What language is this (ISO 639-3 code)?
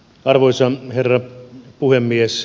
fin